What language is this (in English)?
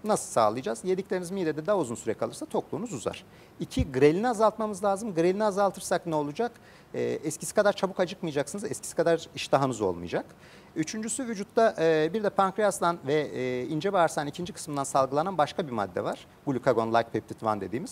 Turkish